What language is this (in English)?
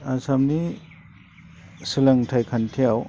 Bodo